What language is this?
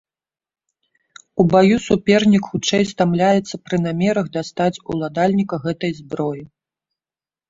Belarusian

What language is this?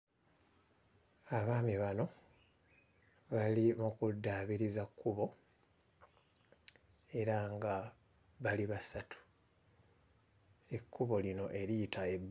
Ganda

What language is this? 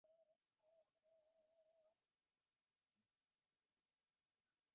Bangla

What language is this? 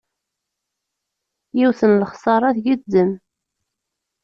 Kabyle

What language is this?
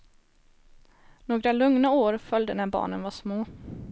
Swedish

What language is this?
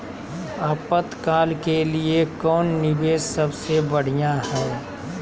Magahi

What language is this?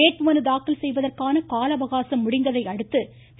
Tamil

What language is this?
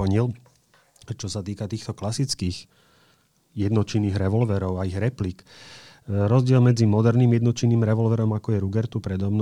Slovak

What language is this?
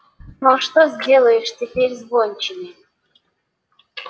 Russian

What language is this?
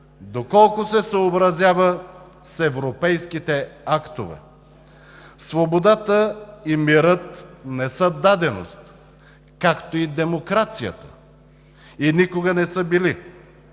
Bulgarian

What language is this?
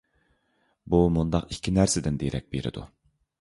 Uyghur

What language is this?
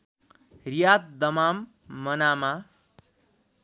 Nepali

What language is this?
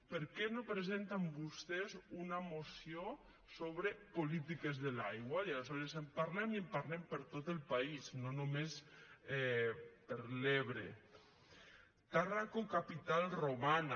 Catalan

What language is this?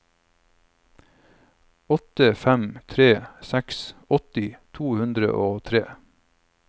Norwegian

